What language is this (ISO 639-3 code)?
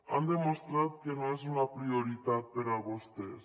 cat